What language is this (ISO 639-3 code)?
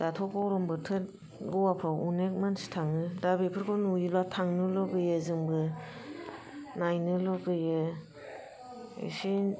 brx